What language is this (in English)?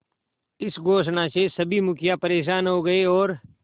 Hindi